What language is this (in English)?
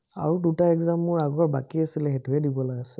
Assamese